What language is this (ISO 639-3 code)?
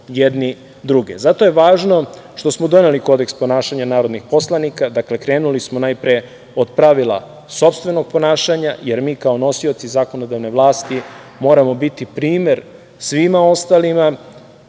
srp